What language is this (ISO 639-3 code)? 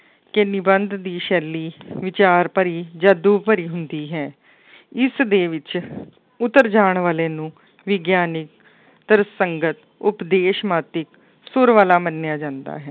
pan